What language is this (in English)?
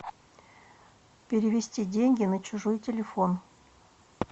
Russian